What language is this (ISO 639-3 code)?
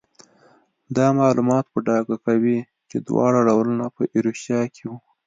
pus